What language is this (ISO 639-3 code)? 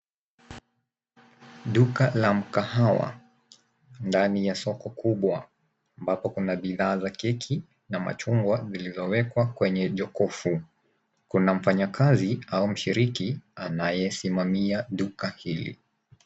swa